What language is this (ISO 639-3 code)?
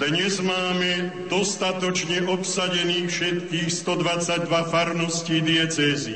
slk